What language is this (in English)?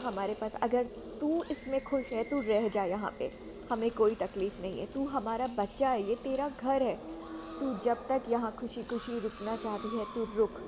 Hindi